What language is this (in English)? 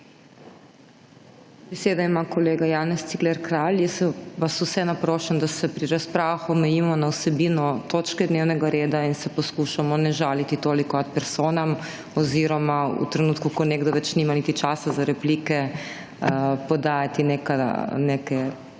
Slovenian